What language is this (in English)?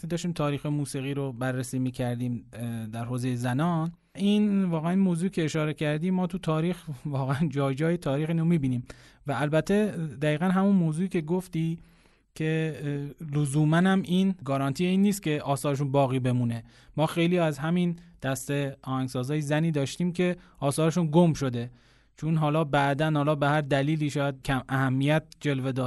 Persian